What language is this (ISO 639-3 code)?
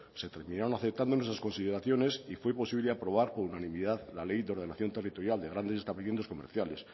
spa